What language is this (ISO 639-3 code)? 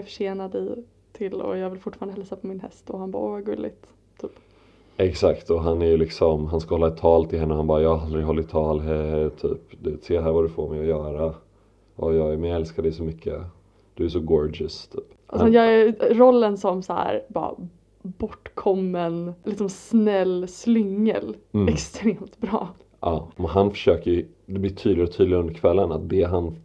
swe